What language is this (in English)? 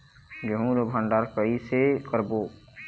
Chhattisgarhi